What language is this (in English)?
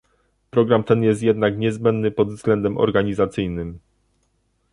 Polish